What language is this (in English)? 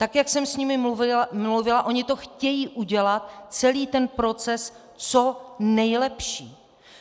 Czech